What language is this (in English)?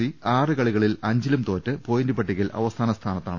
Malayalam